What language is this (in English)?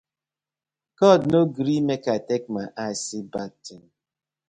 Nigerian Pidgin